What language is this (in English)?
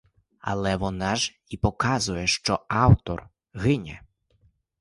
Ukrainian